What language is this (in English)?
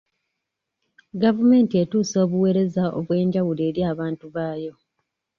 Ganda